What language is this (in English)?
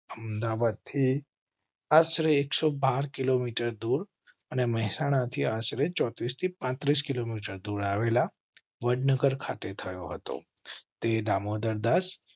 Gujarati